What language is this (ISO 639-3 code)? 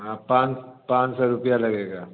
hin